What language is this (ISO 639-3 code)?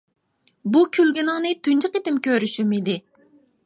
uig